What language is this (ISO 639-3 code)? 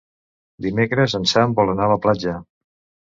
cat